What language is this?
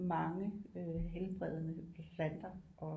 Danish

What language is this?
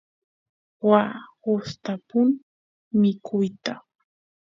Santiago del Estero Quichua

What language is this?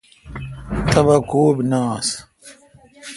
Kalkoti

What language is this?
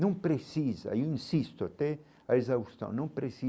Portuguese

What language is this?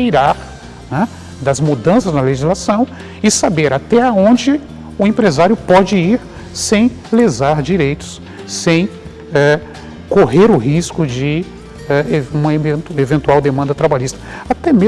Portuguese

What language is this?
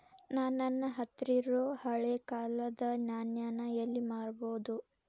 Kannada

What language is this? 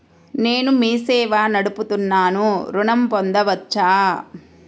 Telugu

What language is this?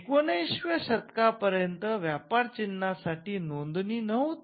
Marathi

